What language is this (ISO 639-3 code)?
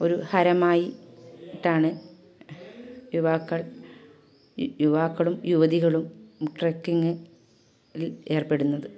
mal